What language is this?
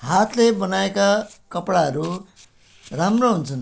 Nepali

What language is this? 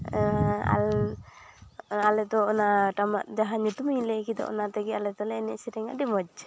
Santali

